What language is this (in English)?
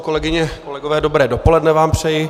Czech